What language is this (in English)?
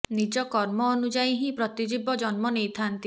Odia